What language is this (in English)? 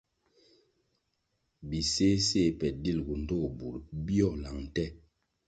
Kwasio